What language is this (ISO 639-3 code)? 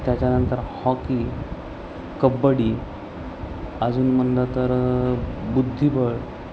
mar